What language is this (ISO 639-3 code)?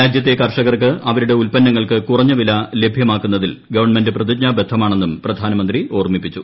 mal